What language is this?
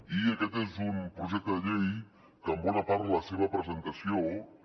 Catalan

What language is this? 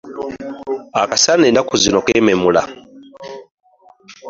Ganda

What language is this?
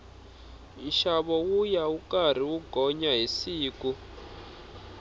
Tsonga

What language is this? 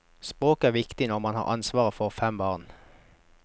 Norwegian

